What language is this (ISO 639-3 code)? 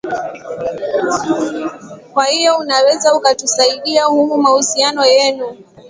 swa